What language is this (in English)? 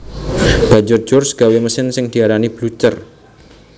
Javanese